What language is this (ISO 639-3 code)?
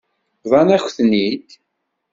kab